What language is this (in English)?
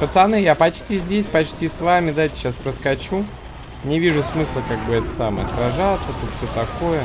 Russian